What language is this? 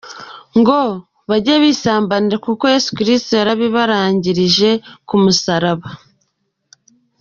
Kinyarwanda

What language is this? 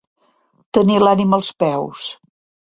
Catalan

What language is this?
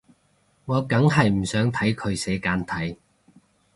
Cantonese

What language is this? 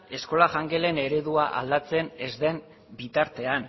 Basque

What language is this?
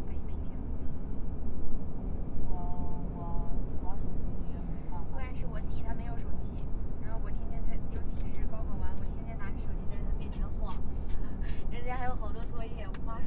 Chinese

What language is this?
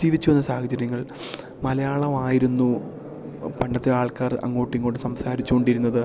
Malayalam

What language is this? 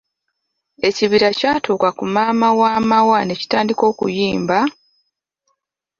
Ganda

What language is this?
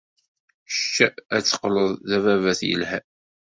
Kabyle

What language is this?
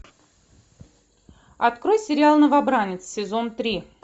Russian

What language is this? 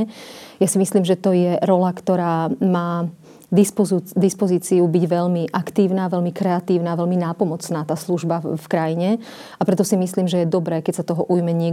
Slovak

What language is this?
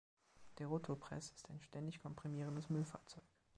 German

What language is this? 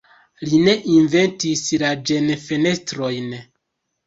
Esperanto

